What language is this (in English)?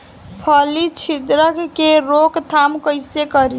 Bhojpuri